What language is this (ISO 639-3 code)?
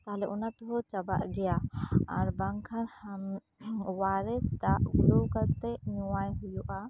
sat